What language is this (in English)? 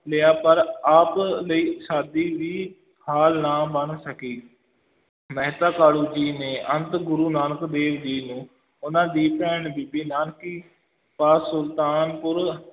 Punjabi